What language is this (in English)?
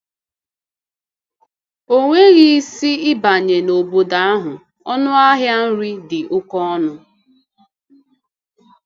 Igbo